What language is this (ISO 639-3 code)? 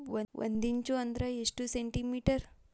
kan